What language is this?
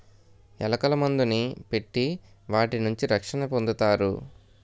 Telugu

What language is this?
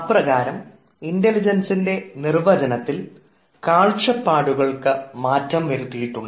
Malayalam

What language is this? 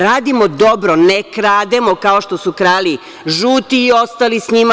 Serbian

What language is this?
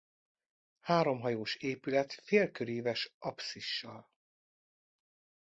Hungarian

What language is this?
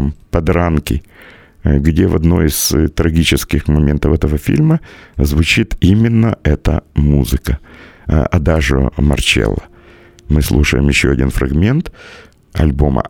Russian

